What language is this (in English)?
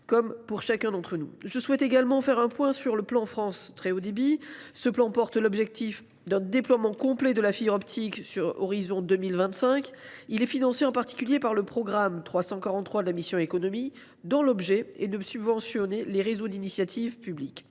French